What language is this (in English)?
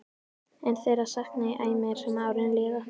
Icelandic